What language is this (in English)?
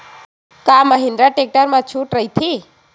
Chhattisgarhi